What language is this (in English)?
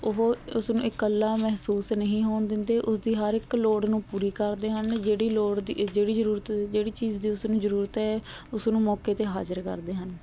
Punjabi